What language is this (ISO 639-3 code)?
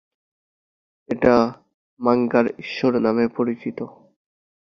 ben